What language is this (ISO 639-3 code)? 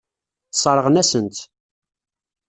kab